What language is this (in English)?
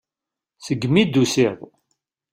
Kabyle